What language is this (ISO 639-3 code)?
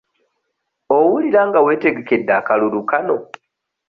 lug